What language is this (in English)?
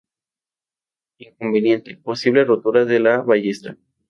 Spanish